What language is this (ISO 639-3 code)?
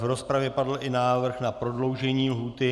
ces